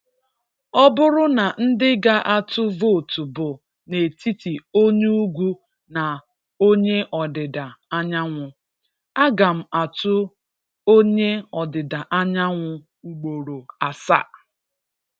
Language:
Igbo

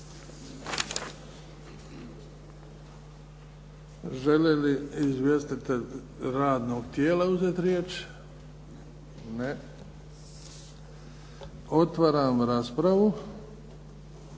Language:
Croatian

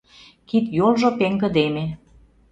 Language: Mari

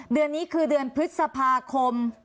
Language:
Thai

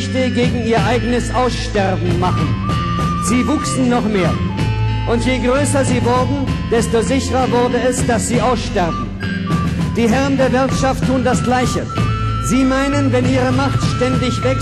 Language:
German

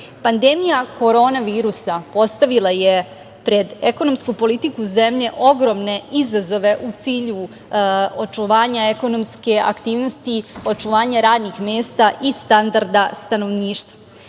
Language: Serbian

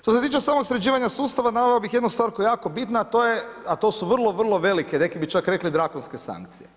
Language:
Croatian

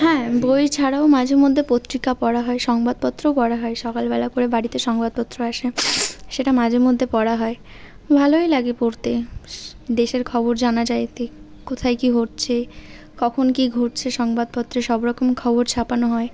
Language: Bangla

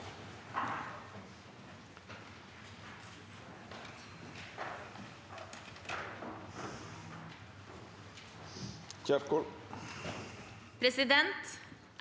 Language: Norwegian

